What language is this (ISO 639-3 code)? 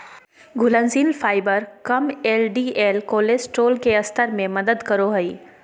mag